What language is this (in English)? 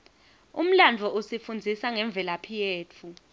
Swati